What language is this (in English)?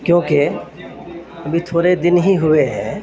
Urdu